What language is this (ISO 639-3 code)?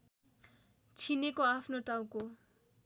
nep